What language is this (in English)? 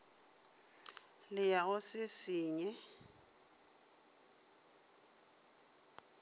Northern Sotho